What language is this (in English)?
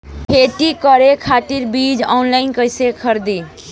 Bhojpuri